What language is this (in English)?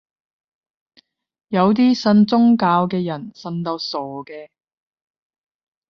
Cantonese